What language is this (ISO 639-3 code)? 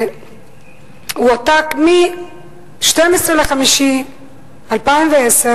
heb